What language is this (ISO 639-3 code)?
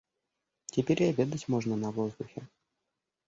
rus